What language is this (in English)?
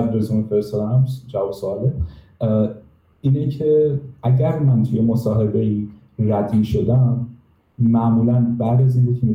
Persian